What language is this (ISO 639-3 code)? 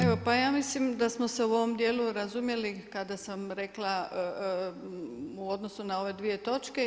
hrv